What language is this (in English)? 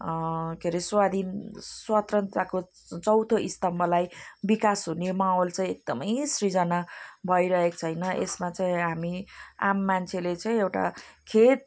Nepali